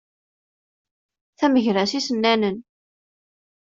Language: Kabyle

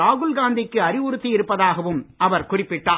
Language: Tamil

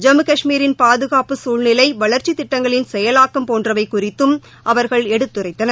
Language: Tamil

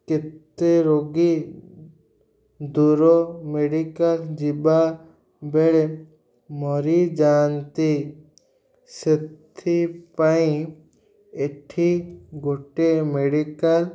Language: Odia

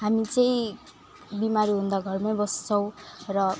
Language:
Nepali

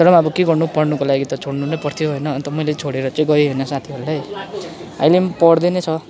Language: Nepali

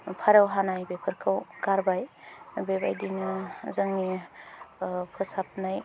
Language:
Bodo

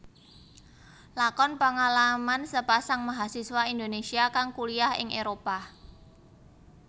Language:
Javanese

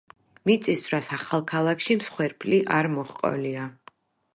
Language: Georgian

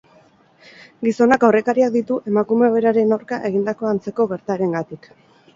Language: Basque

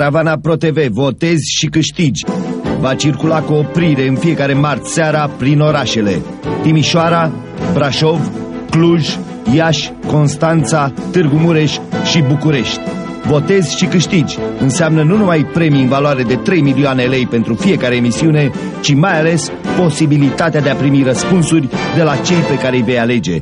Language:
Romanian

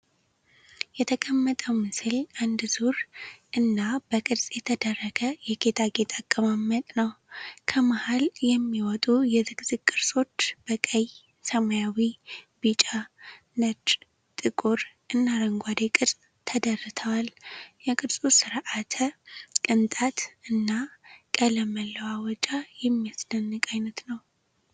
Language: Amharic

